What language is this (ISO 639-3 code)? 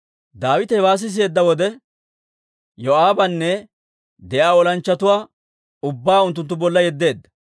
dwr